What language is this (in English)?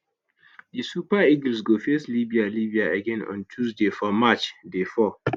Nigerian Pidgin